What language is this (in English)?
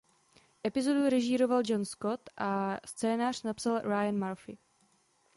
Czech